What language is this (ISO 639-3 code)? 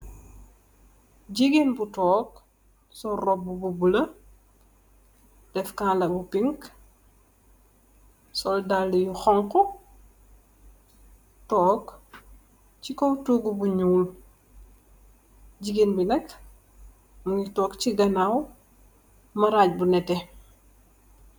wol